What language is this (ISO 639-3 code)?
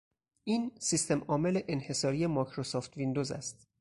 fas